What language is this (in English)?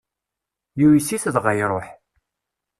Kabyle